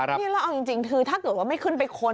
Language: Thai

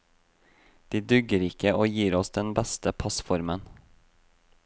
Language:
Norwegian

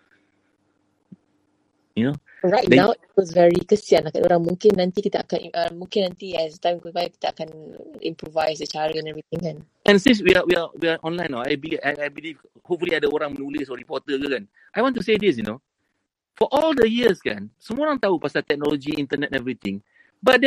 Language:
Malay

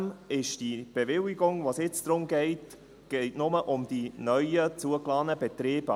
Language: Swiss German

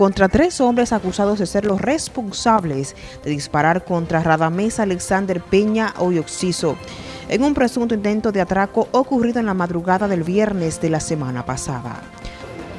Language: Spanish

